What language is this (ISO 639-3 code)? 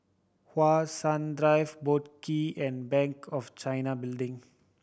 eng